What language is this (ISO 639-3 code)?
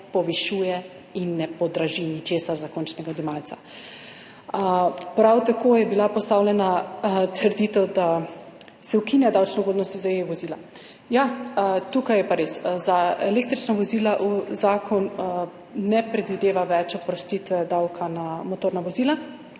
slv